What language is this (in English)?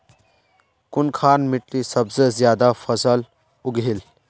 Magahi